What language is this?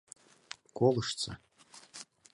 Mari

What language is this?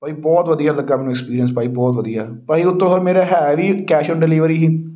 Punjabi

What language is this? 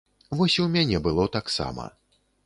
Belarusian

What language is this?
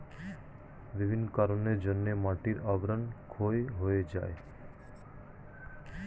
Bangla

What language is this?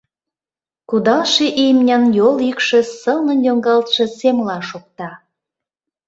Mari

